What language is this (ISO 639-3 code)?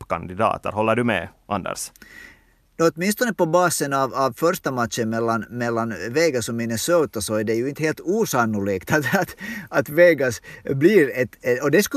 swe